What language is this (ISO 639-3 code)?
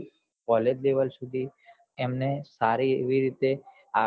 guj